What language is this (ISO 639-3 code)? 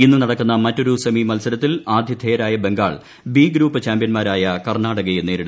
mal